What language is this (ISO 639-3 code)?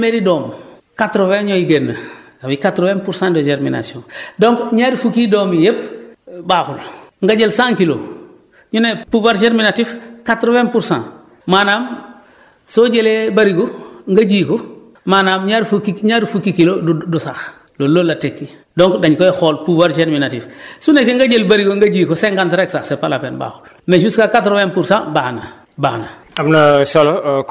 wol